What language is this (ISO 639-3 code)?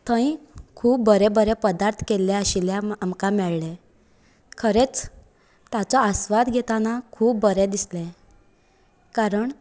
kok